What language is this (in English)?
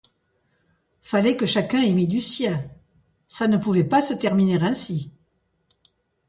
French